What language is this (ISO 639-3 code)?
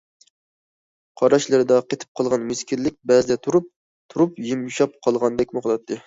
uig